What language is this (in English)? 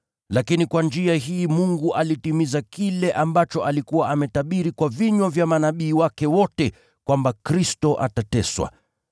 Swahili